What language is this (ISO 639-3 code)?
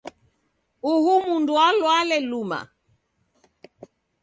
dav